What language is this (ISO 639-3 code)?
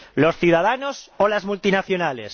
spa